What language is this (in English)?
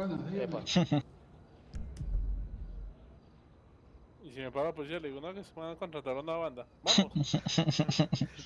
Spanish